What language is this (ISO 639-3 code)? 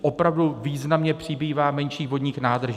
ces